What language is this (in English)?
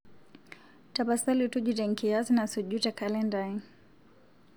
Masai